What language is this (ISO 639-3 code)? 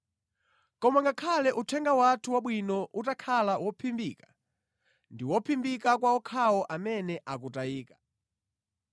nya